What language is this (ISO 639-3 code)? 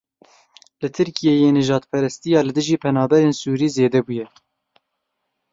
kur